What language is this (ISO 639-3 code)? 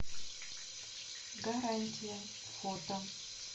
rus